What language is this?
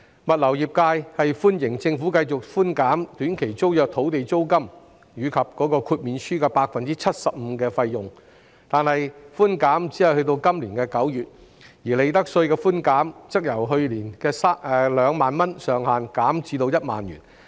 Cantonese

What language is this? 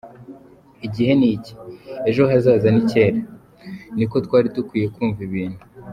Kinyarwanda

